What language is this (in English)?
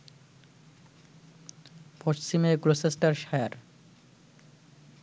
Bangla